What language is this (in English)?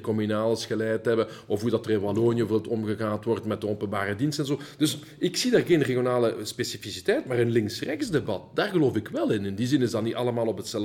Dutch